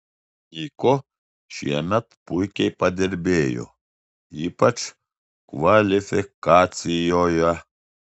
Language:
Lithuanian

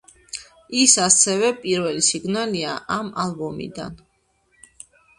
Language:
Georgian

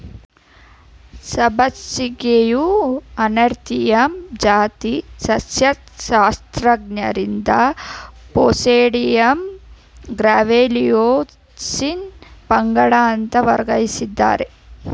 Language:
Kannada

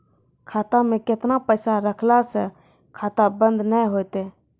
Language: Maithili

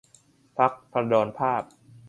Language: Thai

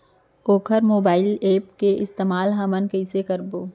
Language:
Chhattisgarhi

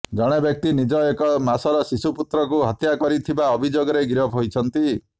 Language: Odia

